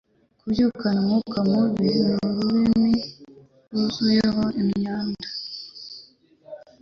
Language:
Kinyarwanda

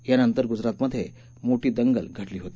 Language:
Marathi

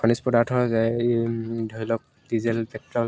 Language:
Assamese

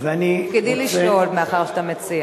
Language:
Hebrew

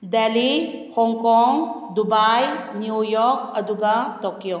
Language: Manipuri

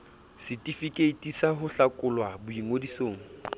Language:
Southern Sotho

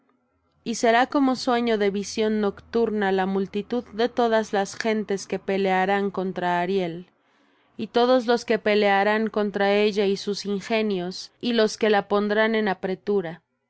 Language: Spanish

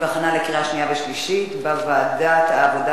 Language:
Hebrew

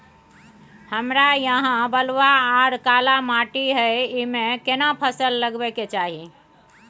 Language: Maithili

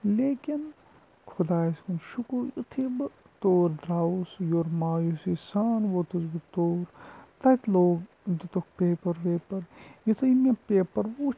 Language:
Kashmiri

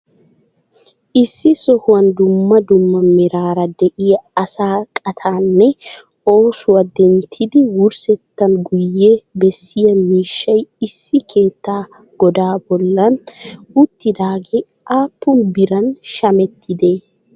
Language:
Wolaytta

